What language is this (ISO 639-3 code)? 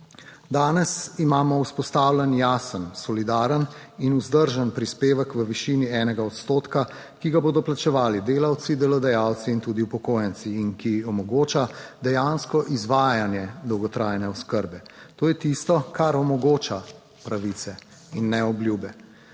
slv